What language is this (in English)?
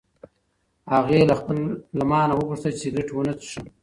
Pashto